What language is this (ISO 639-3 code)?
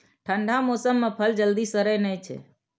mai